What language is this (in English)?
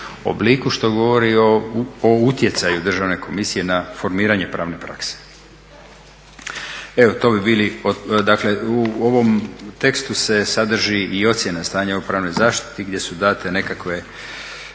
Croatian